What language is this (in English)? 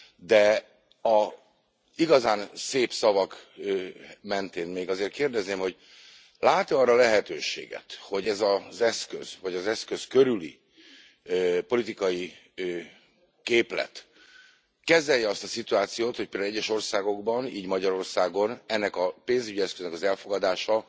Hungarian